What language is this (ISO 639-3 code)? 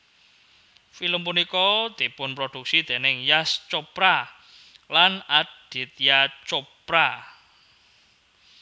jav